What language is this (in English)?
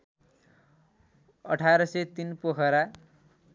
Nepali